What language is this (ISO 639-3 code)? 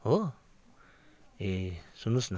nep